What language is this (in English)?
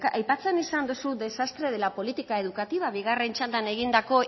Basque